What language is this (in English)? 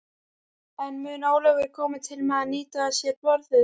Icelandic